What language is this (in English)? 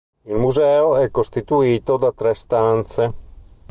Italian